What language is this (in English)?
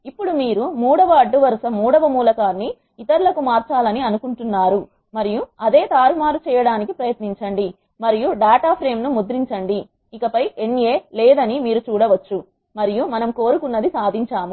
Telugu